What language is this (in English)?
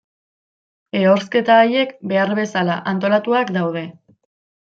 Basque